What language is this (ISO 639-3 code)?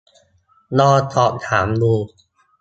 tha